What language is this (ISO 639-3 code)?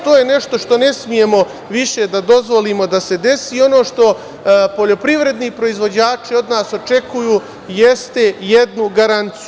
srp